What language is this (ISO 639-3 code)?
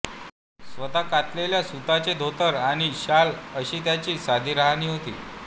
mar